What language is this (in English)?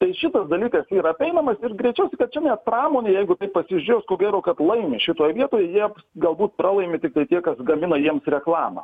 Lithuanian